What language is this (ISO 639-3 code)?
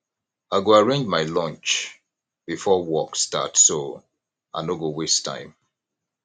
pcm